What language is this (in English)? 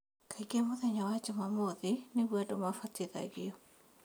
Kikuyu